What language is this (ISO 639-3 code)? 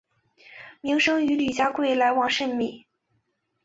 zho